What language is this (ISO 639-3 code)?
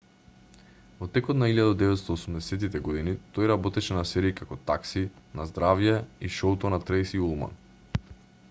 mkd